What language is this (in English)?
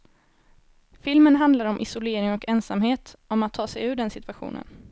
Swedish